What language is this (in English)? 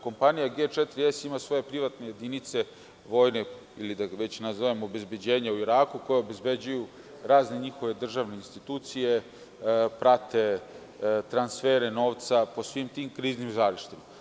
Serbian